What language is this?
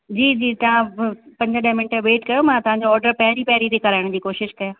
Sindhi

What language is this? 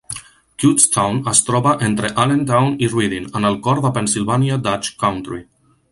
Catalan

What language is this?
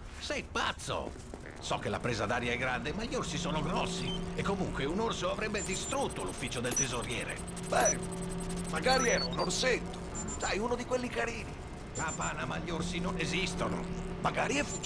Italian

